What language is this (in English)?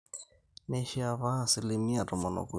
Masai